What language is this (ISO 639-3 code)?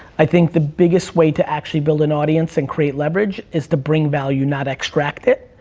eng